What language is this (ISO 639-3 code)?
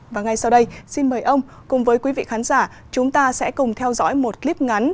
vie